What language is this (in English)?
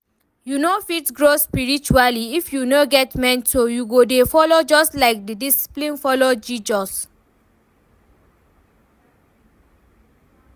Nigerian Pidgin